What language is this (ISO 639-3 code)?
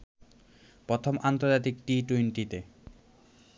ben